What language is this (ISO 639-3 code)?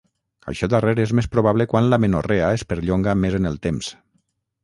cat